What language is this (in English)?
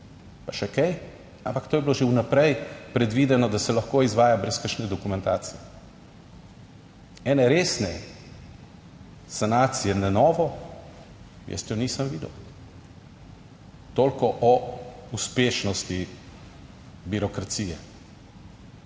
Slovenian